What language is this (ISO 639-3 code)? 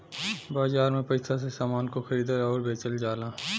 bho